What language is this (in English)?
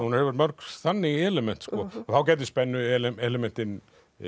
Icelandic